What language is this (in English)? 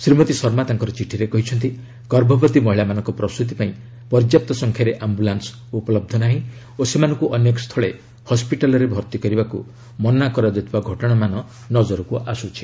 Odia